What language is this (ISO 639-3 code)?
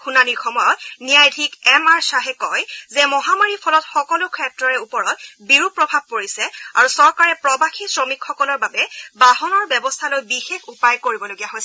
asm